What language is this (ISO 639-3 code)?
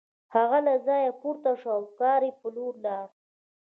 pus